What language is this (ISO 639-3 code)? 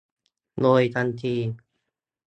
tha